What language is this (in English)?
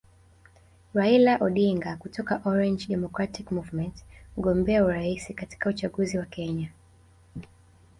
Swahili